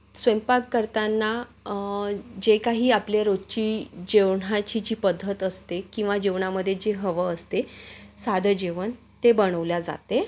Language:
Marathi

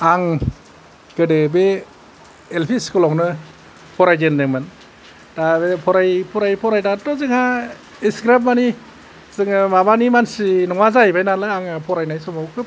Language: Bodo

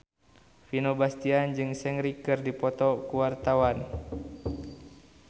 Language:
Sundanese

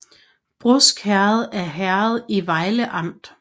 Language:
Danish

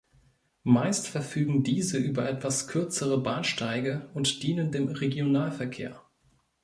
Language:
German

